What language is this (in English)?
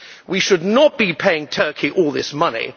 English